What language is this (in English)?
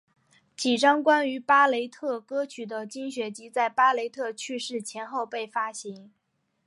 Chinese